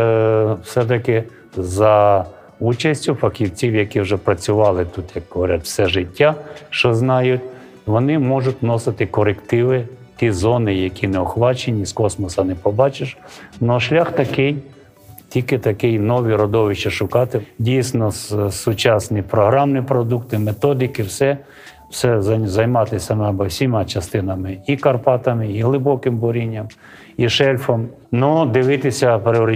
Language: Ukrainian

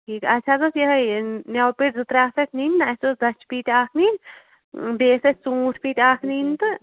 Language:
Kashmiri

